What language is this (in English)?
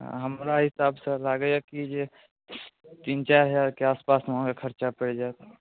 Maithili